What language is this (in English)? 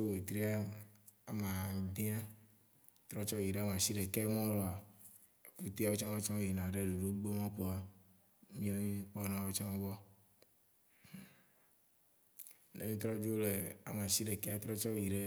Waci Gbe